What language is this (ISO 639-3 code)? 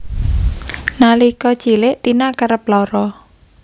jav